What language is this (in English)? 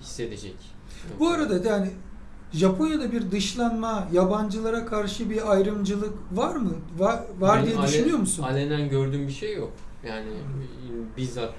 Turkish